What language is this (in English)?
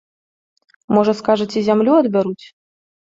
Belarusian